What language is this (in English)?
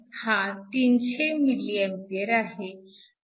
Marathi